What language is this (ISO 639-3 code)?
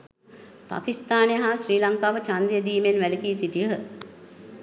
sin